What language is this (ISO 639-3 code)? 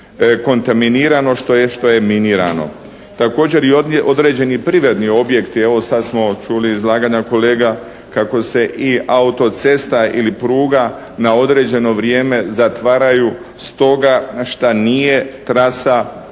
hrv